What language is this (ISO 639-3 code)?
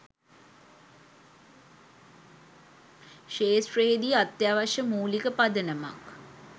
sin